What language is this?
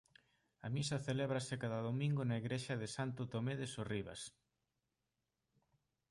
Galician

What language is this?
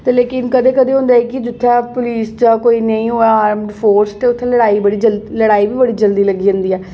Dogri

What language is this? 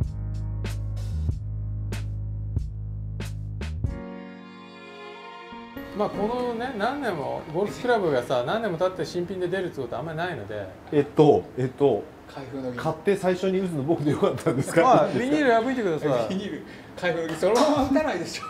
Japanese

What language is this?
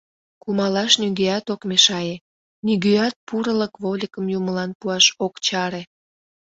Mari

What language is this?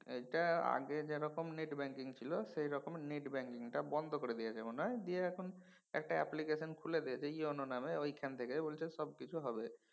Bangla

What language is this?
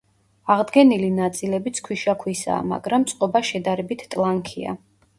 Georgian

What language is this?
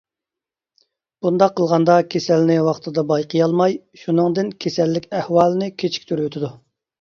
Uyghur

